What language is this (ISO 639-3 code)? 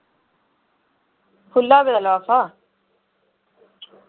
doi